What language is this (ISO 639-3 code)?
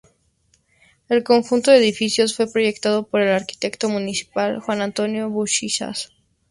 spa